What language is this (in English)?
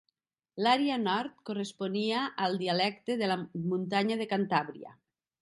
Catalan